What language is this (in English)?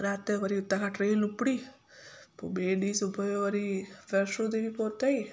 Sindhi